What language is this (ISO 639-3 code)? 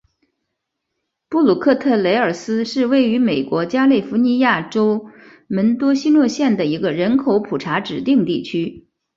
zho